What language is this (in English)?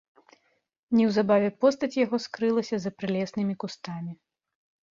Belarusian